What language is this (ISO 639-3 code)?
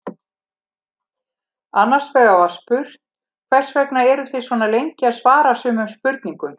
isl